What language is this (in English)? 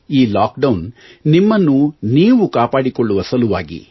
Kannada